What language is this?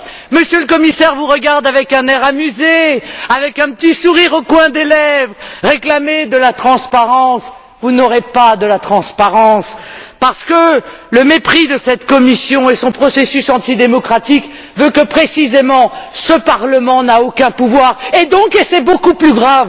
French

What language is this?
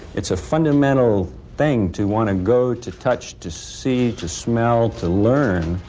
English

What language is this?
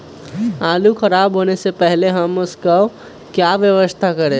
Magahi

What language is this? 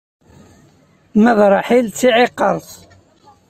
Kabyle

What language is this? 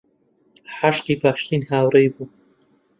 Central Kurdish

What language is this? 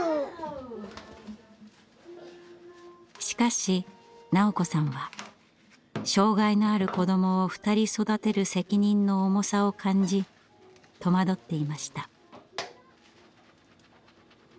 Japanese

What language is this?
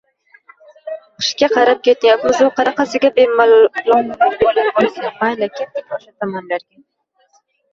Uzbek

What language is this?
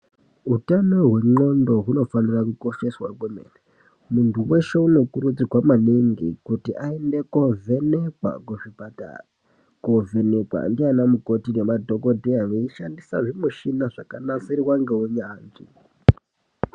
Ndau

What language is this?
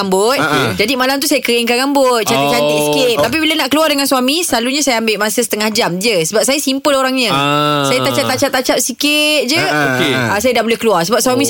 Malay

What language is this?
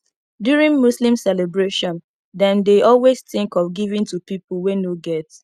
Nigerian Pidgin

